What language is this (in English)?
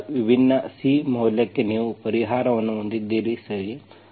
Kannada